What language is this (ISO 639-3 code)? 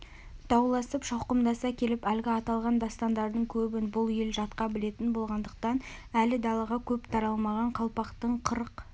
kaz